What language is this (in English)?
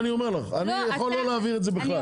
Hebrew